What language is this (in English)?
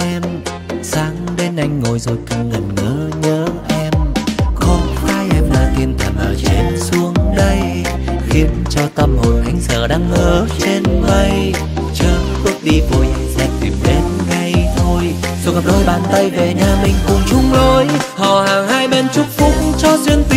Vietnamese